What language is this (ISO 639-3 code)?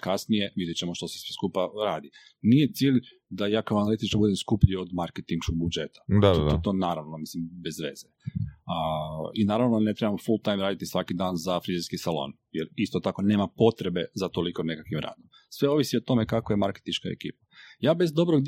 hrv